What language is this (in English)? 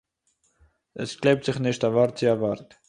Yiddish